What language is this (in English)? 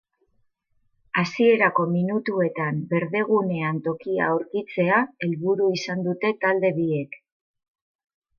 Basque